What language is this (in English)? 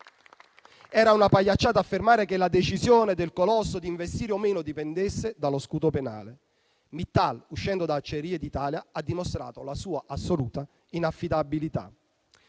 Italian